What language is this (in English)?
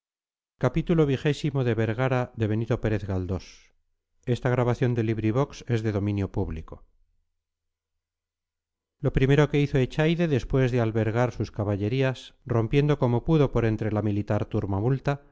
Spanish